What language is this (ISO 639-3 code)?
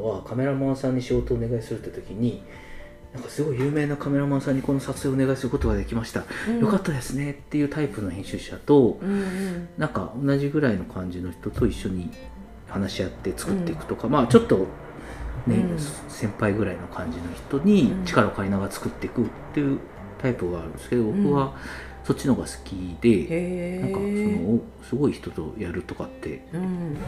jpn